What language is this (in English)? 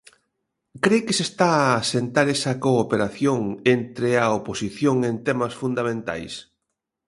Galician